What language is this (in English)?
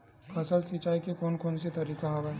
Chhattisgarhi